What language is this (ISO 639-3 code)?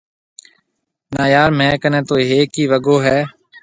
mve